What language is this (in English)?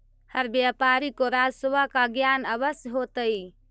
Magahi